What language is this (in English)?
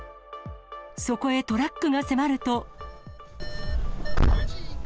Japanese